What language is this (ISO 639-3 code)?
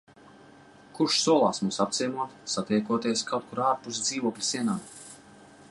lav